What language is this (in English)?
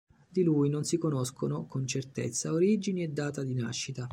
Italian